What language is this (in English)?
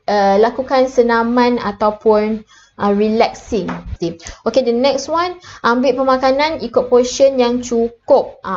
Malay